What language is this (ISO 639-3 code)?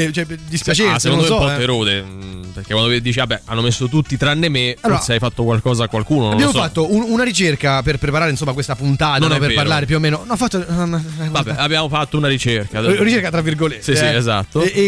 ita